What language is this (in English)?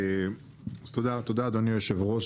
Hebrew